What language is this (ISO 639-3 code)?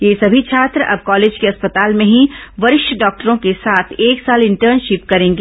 hin